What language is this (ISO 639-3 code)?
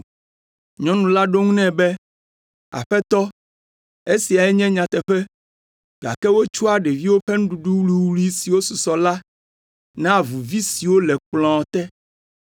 ewe